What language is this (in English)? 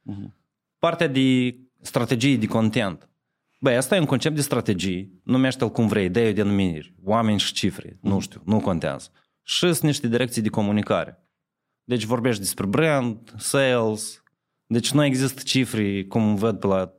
Romanian